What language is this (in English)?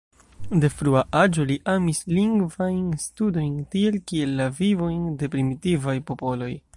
Esperanto